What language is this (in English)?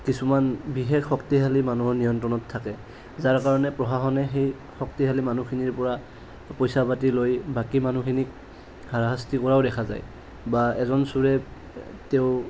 Assamese